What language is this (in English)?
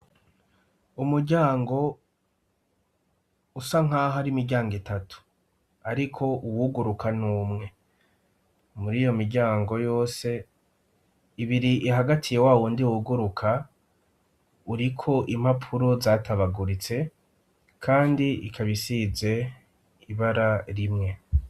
Rundi